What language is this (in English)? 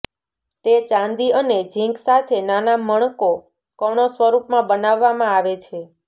Gujarati